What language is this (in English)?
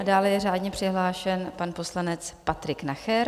Czech